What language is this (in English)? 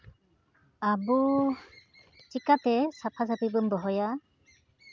Santali